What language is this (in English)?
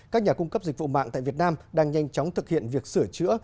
Vietnamese